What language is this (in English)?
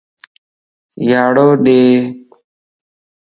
Lasi